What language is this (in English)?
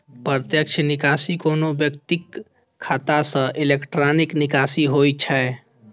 Maithili